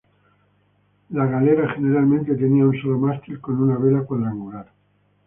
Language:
Spanish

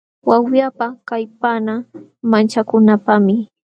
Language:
Jauja Wanca Quechua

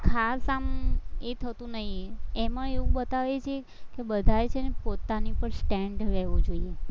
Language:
Gujarati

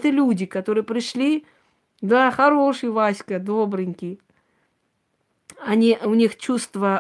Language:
Russian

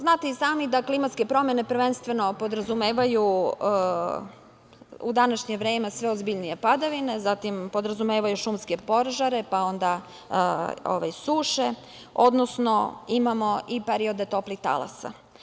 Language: Serbian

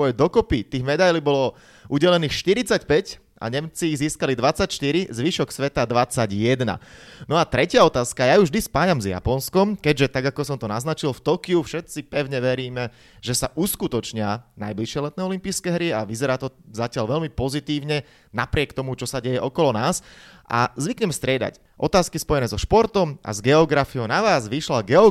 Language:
Slovak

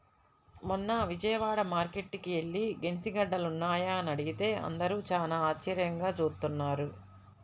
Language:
Telugu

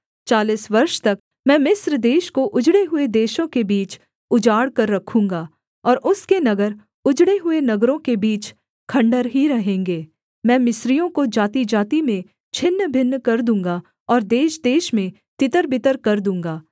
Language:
Hindi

